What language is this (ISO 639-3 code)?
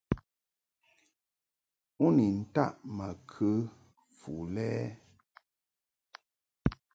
mhk